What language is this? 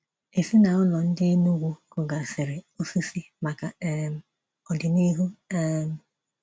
Igbo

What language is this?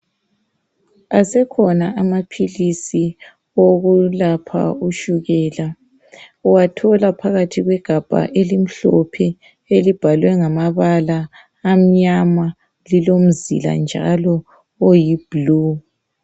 North Ndebele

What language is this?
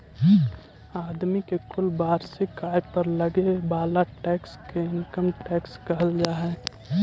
Magahi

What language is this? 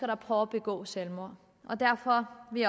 Danish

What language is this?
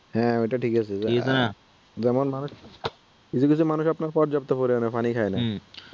Bangla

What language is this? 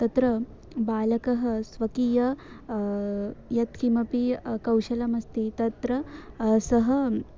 Sanskrit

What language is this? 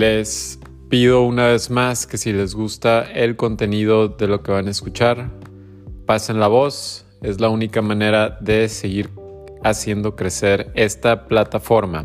Spanish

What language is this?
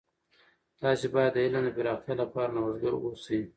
Pashto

